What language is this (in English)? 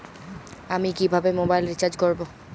Bangla